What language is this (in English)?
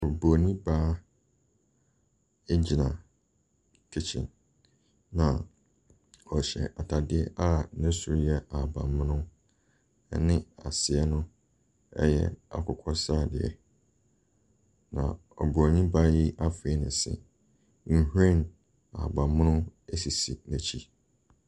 Akan